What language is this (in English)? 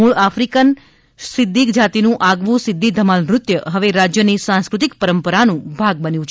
Gujarati